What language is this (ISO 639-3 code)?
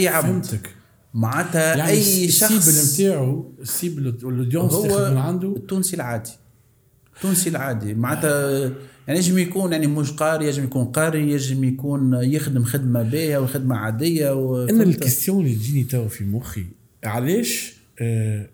ara